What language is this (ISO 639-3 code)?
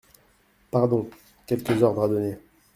fra